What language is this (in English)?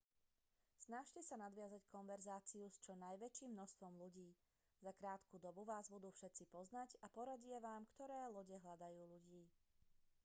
Slovak